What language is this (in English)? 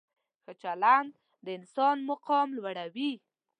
Pashto